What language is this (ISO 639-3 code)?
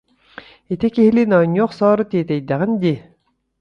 sah